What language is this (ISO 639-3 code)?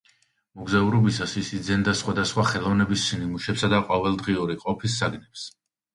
kat